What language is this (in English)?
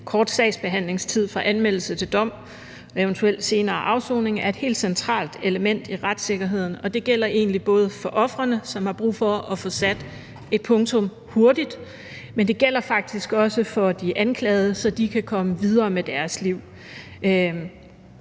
Danish